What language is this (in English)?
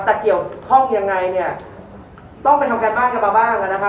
Thai